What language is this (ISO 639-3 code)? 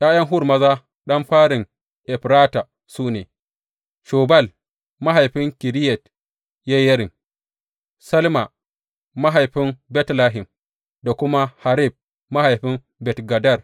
hau